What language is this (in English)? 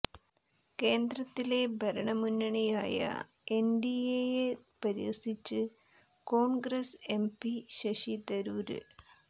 Malayalam